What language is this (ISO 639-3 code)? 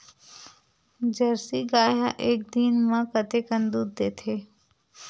hne